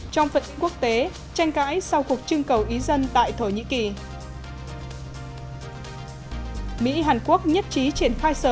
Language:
Vietnamese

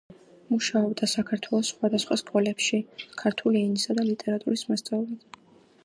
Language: Georgian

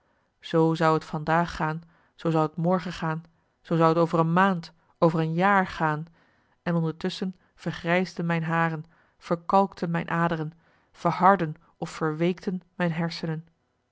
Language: Dutch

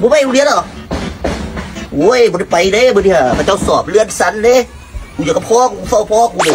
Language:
Thai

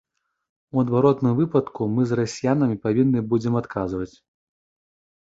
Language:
Belarusian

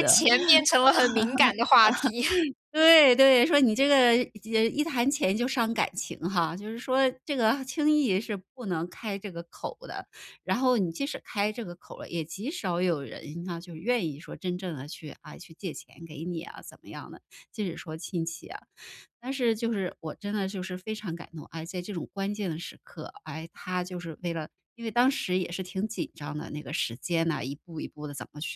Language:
Chinese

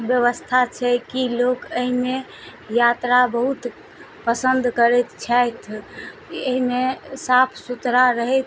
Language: Maithili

